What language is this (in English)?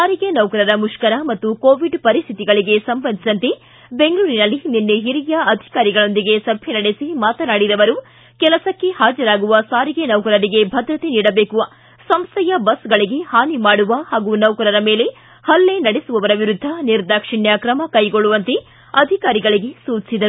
Kannada